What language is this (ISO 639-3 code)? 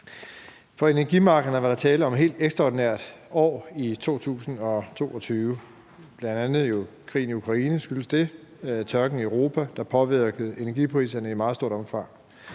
dan